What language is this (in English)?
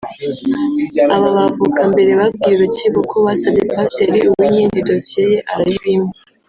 Kinyarwanda